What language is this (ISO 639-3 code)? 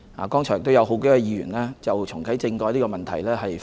yue